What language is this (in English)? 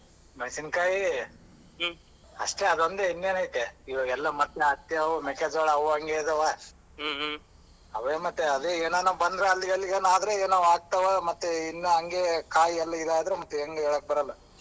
Kannada